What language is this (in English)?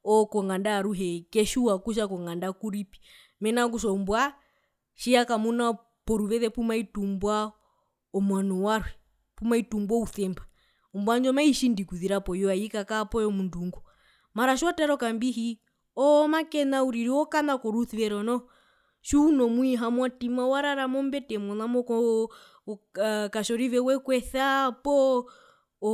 Herero